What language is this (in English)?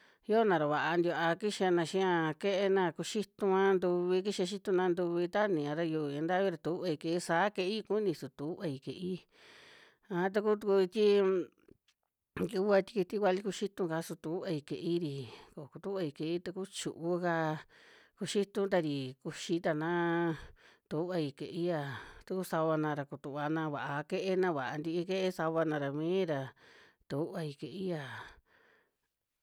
Western Juxtlahuaca Mixtec